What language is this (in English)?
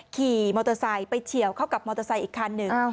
Thai